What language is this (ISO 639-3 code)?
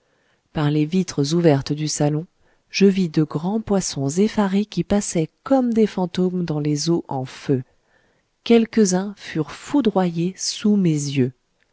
fra